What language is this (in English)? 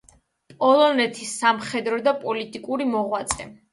Georgian